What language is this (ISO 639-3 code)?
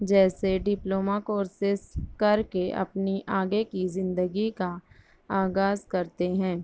urd